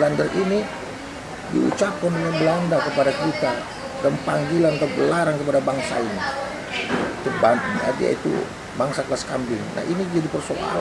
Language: Indonesian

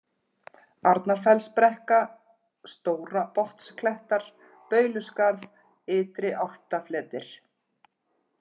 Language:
Icelandic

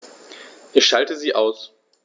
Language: German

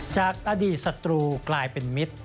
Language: Thai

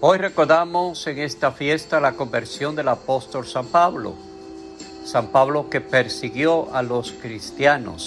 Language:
Spanish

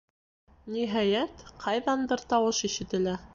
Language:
Bashkir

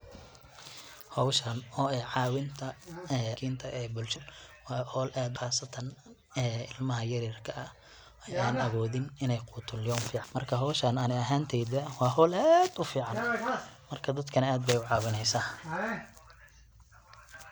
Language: Somali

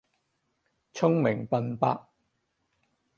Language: Cantonese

